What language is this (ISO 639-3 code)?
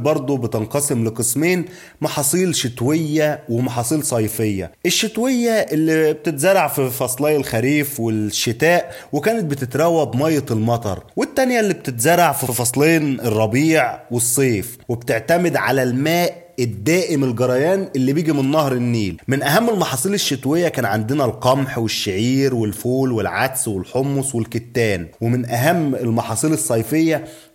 ara